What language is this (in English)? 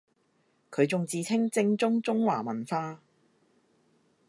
Cantonese